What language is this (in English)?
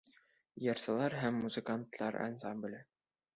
Bashkir